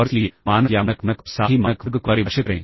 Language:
Hindi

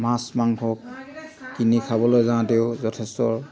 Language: Assamese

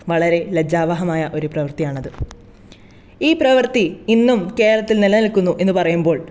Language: Malayalam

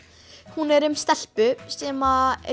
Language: Icelandic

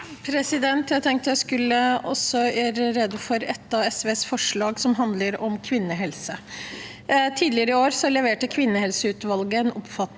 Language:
Norwegian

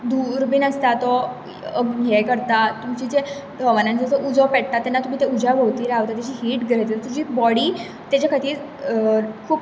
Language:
Konkani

